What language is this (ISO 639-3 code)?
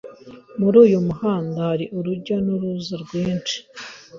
kin